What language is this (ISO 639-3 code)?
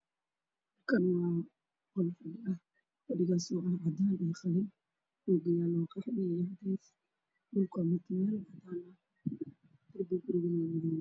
som